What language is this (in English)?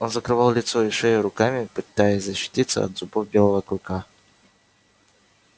Russian